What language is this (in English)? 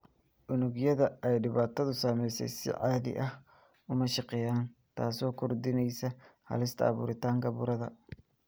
Somali